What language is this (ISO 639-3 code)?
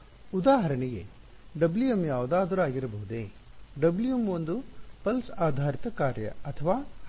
kan